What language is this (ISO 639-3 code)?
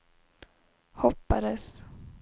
swe